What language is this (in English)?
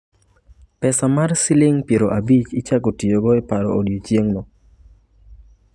Luo (Kenya and Tanzania)